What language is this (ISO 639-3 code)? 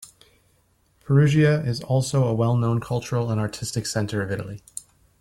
eng